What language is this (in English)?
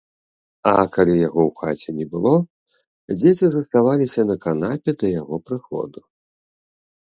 Belarusian